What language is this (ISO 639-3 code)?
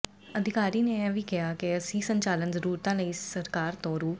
pan